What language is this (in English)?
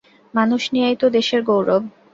Bangla